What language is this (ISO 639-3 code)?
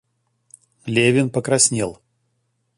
rus